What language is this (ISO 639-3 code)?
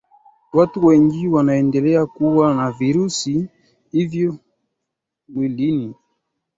swa